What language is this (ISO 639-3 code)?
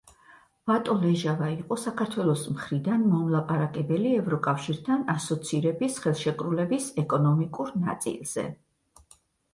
kat